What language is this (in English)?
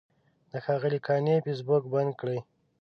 Pashto